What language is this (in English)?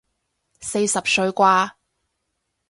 Cantonese